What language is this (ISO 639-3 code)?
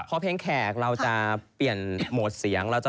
tha